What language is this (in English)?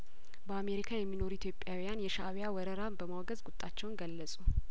Amharic